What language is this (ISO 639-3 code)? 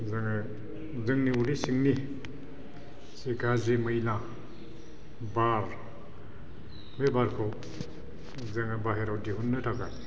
brx